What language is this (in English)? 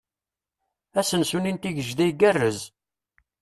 Kabyle